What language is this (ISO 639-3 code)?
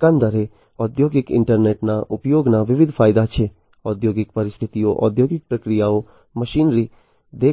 guj